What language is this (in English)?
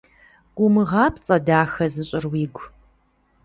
Kabardian